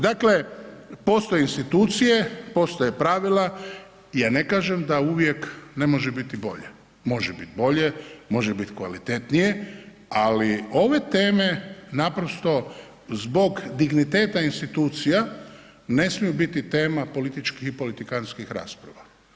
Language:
Croatian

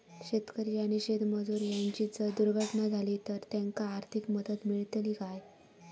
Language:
Marathi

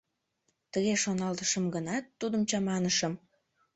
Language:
Mari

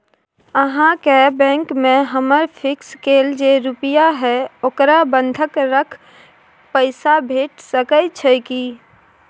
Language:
Maithili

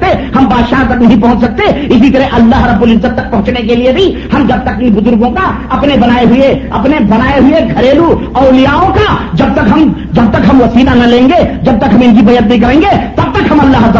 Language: Urdu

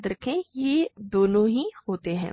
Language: Hindi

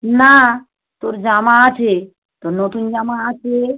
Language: Bangla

